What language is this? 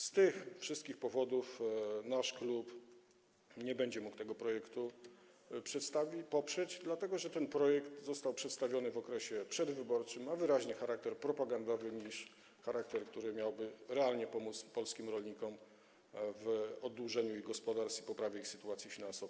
Polish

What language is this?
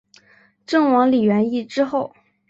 Chinese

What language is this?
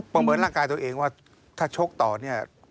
Thai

